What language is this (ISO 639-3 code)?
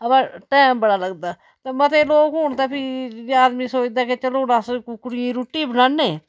doi